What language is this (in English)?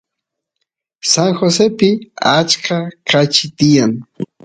Santiago del Estero Quichua